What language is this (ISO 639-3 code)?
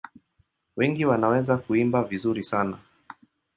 swa